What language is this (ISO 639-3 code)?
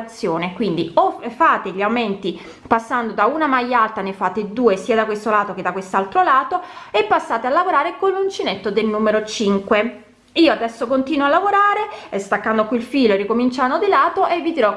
ita